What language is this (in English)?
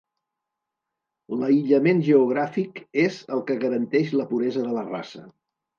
Catalan